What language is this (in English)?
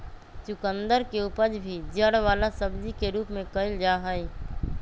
Magahi